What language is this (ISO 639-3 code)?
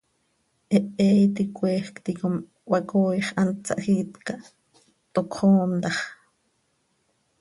sei